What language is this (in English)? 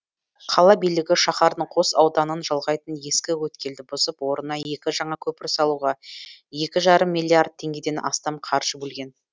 Kazakh